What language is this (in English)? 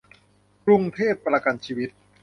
Thai